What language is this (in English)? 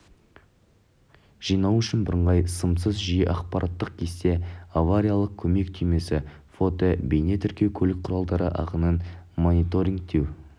Kazakh